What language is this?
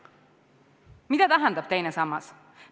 Estonian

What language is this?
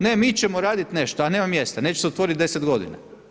Croatian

